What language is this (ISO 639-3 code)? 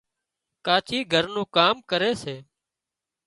kxp